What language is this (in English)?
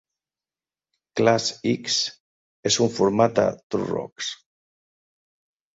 Catalan